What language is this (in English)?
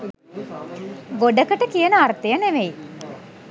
Sinhala